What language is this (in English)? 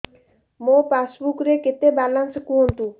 Odia